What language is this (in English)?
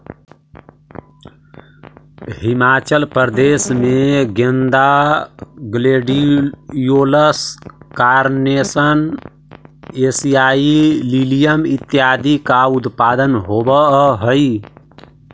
Magahi